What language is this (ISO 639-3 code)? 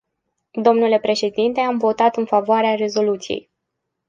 ron